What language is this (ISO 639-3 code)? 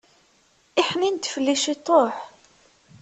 kab